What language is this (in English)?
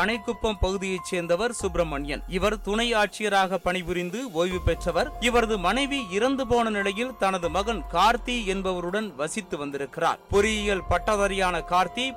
Tamil